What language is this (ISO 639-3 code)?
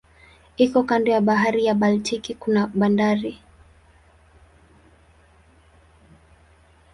swa